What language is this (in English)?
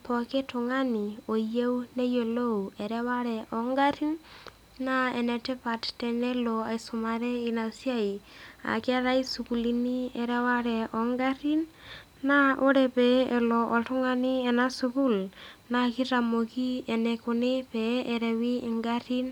Masai